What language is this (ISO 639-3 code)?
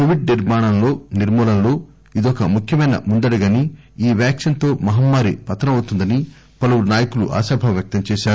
tel